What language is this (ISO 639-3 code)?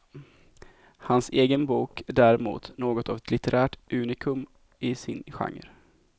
swe